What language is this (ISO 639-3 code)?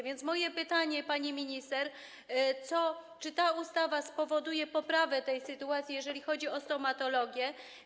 pol